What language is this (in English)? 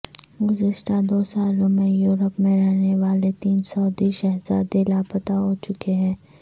Urdu